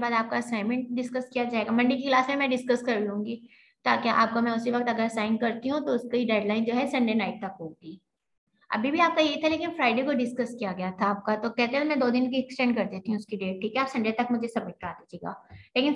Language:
Hindi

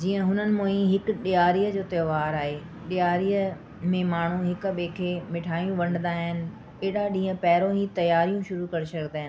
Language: Sindhi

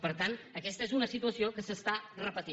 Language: Catalan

